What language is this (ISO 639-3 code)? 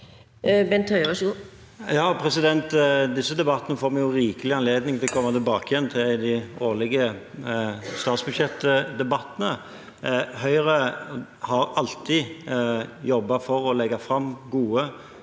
nor